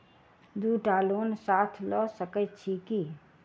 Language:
Maithili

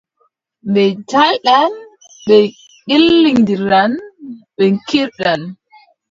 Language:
Adamawa Fulfulde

